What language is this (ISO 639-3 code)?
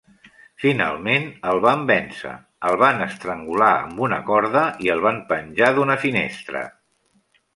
cat